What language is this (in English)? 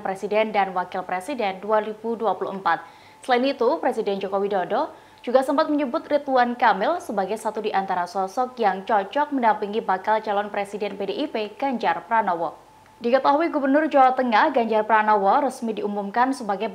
Indonesian